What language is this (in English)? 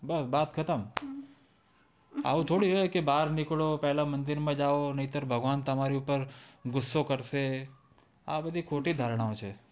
Gujarati